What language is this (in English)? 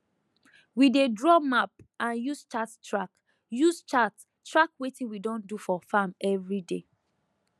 Nigerian Pidgin